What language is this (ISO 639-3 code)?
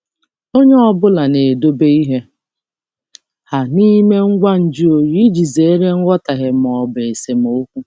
ibo